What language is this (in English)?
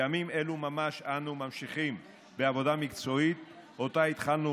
Hebrew